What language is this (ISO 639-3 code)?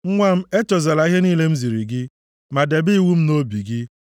ibo